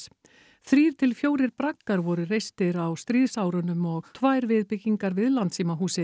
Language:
Icelandic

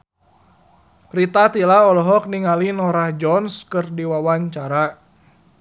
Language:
Sundanese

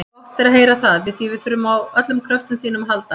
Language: Icelandic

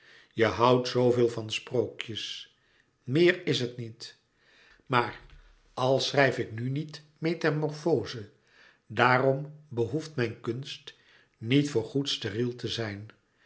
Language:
Dutch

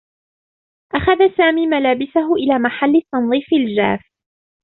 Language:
Arabic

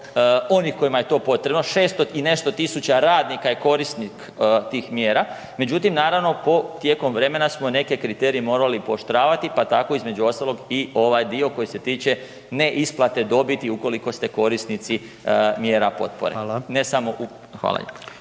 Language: Croatian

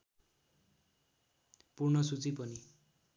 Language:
Nepali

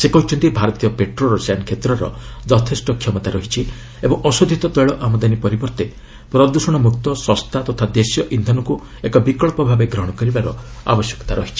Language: Odia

